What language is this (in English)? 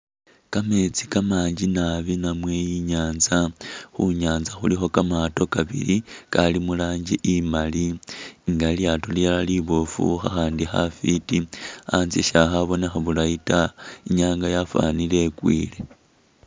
Masaaba